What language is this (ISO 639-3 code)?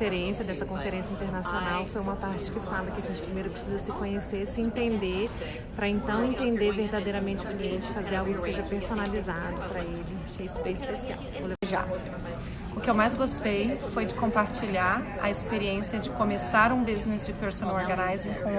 por